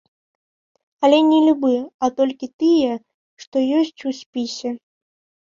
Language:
Belarusian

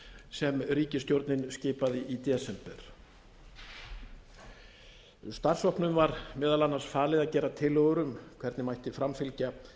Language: Icelandic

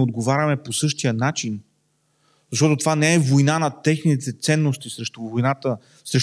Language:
Bulgarian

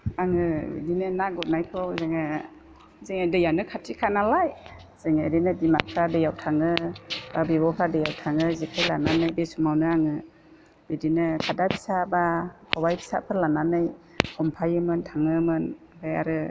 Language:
Bodo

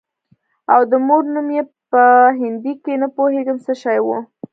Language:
Pashto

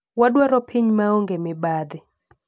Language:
Luo (Kenya and Tanzania)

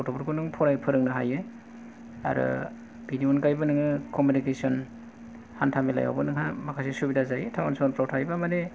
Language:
Bodo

